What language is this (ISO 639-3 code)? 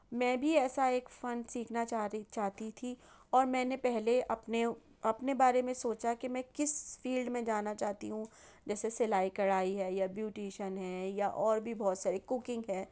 urd